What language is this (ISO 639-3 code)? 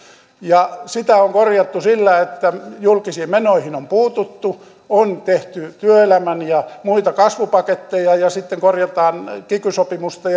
fin